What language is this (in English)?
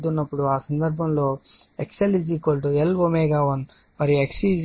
Telugu